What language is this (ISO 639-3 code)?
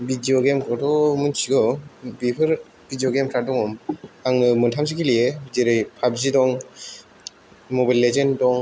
brx